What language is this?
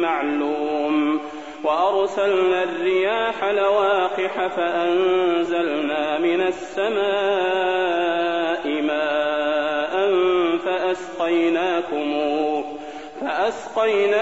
Arabic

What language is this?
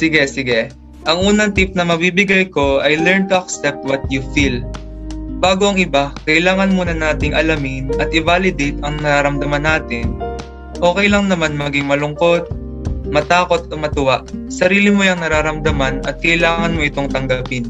Filipino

